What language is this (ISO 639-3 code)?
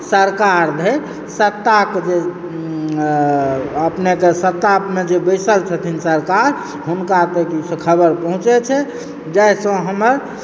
mai